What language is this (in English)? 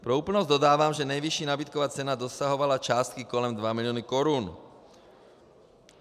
Czech